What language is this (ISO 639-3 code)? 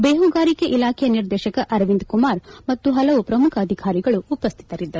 kan